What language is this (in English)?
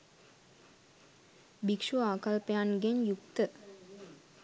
Sinhala